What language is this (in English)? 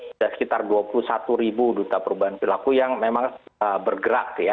Indonesian